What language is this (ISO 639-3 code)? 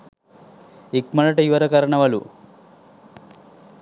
sin